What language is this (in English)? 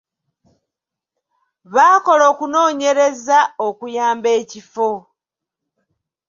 Ganda